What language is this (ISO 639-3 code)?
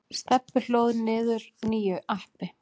isl